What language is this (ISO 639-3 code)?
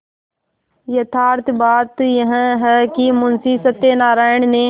hin